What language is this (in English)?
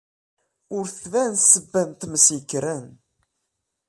Kabyle